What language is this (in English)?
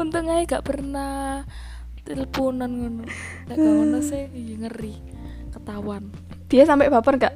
Indonesian